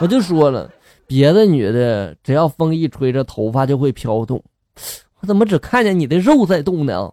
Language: Chinese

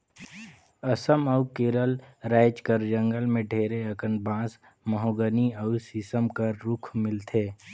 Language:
Chhattisgarhi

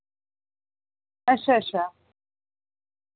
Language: Dogri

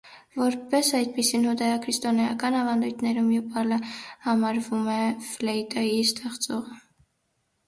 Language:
Armenian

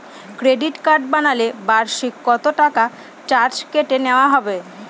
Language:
Bangla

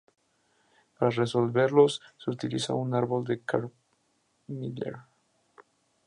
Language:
Spanish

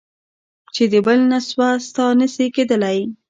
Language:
Pashto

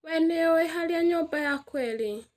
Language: Kikuyu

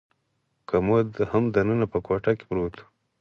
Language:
Pashto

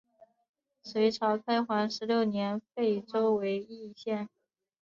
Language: Chinese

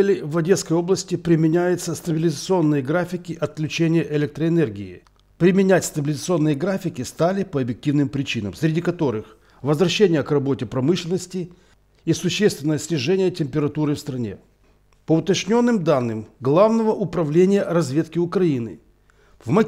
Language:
Russian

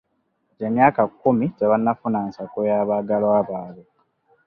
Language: Ganda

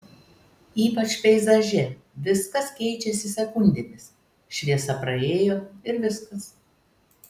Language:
Lithuanian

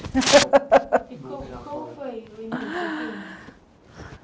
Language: Portuguese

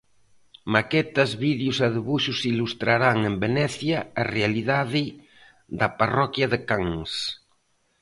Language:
Galician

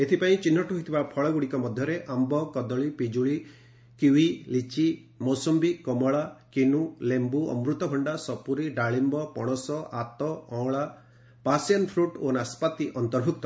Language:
Odia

